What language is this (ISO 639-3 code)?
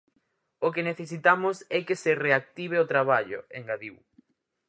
glg